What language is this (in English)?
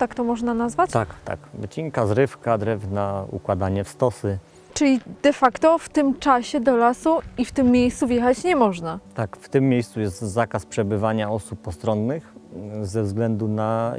Polish